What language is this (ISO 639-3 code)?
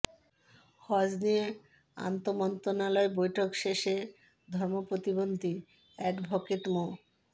ben